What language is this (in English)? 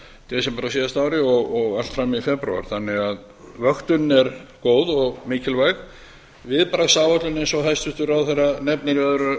Icelandic